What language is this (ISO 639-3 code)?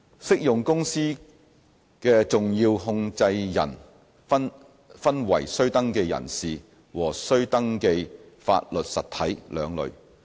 yue